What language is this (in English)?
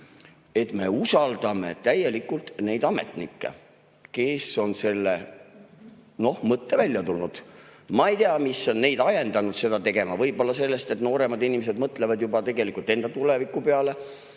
Estonian